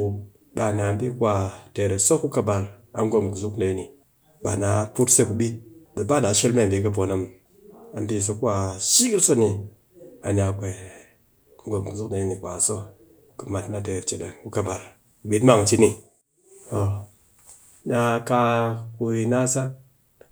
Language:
Cakfem-Mushere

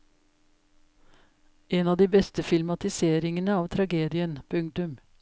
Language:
Norwegian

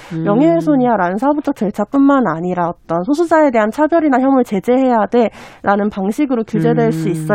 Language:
Korean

